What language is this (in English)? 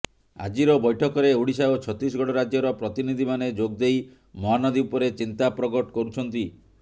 Odia